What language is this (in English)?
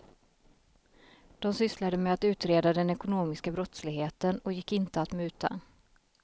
Swedish